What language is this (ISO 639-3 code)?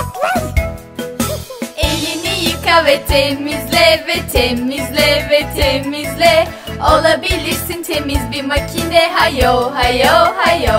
tur